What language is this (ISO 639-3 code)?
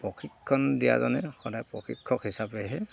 asm